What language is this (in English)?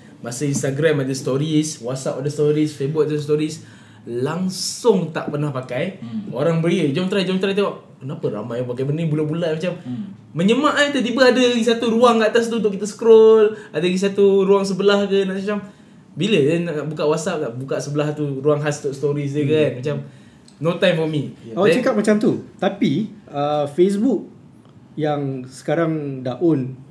Malay